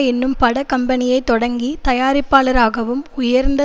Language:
Tamil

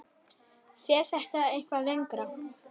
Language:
Icelandic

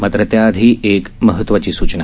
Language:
Marathi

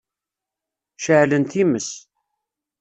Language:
Kabyle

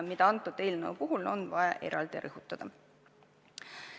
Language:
Estonian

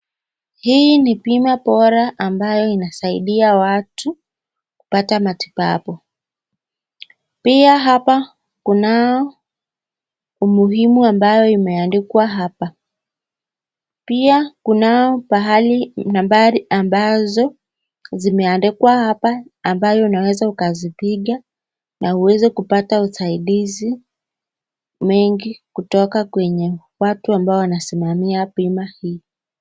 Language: Swahili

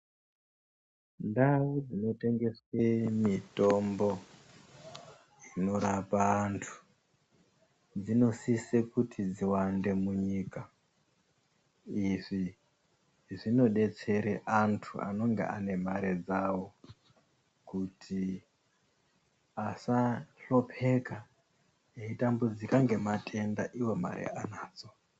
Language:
Ndau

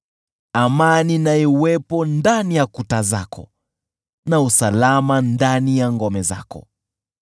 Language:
Swahili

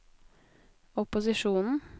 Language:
Norwegian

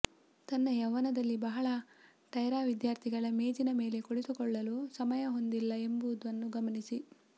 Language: Kannada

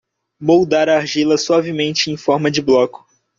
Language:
Portuguese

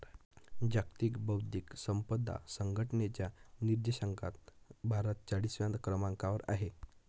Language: Marathi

